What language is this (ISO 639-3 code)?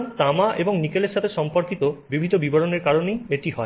ben